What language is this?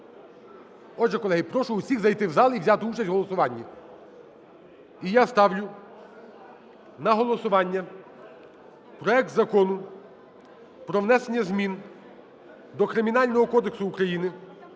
Ukrainian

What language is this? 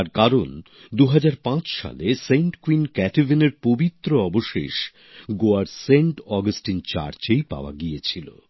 Bangla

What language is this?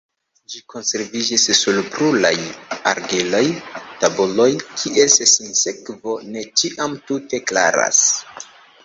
Esperanto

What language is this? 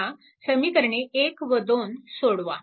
Marathi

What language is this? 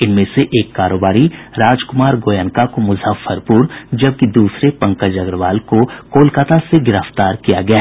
Hindi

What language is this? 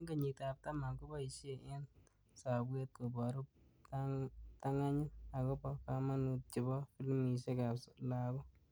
Kalenjin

